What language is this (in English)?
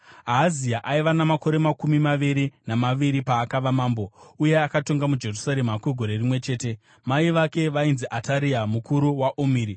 Shona